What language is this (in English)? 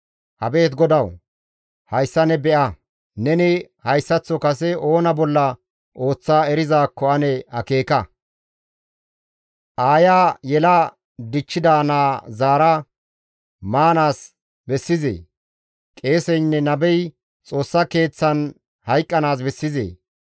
Gamo